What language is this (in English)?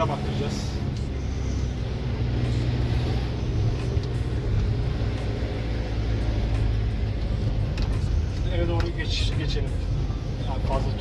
Turkish